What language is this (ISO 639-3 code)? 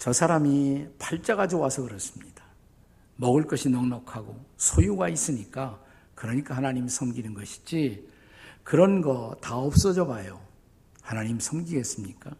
kor